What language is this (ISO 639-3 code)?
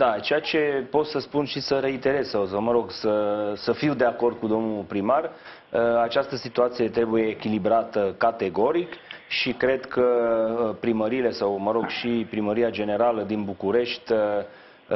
ron